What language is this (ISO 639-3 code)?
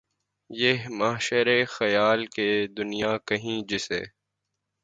urd